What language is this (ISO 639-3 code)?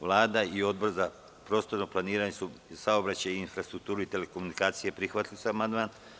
srp